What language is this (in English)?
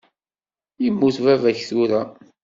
Kabyle